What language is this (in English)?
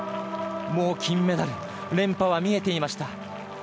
Japanese